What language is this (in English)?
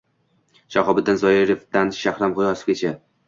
Uzbek